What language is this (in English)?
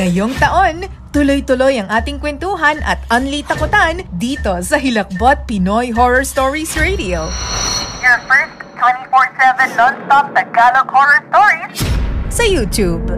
Filipino